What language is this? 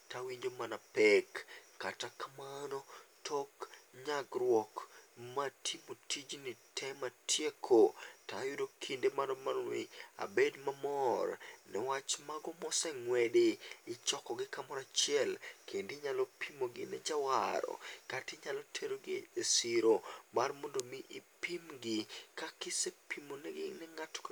Luo (Kenya and Tanzania)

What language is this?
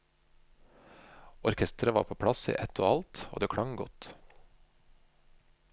Norwegian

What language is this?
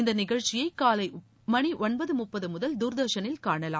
Tamil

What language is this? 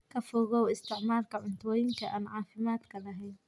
Somali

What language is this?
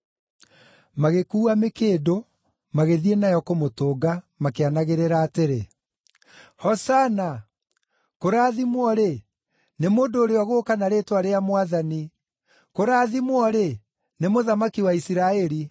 Kikuyu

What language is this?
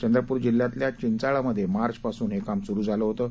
Marathi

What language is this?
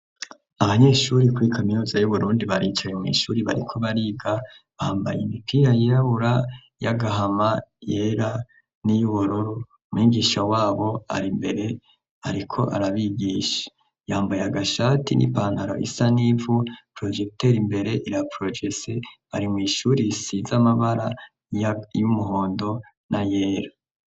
Rundi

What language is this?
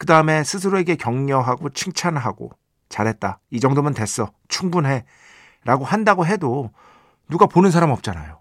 Korean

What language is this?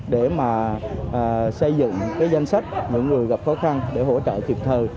Vietnamese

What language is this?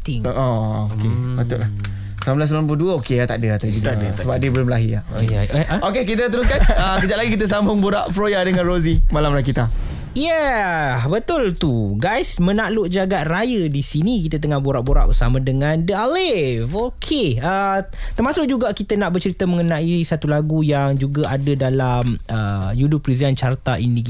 Malay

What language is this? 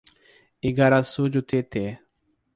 Portuguese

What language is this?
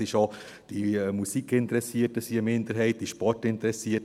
Swiss German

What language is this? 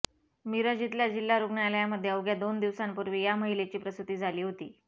Marathi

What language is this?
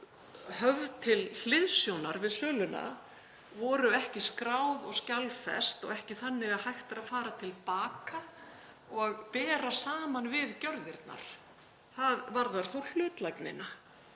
Icelandic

